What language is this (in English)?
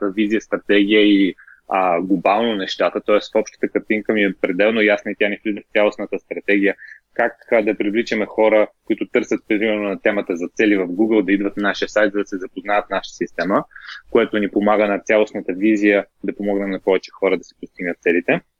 Bulgarian